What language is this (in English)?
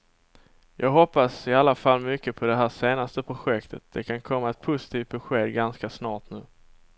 Swedish